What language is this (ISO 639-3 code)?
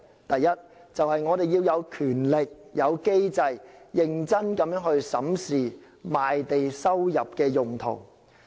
yue